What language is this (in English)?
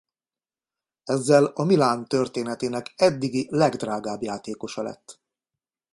Hungarian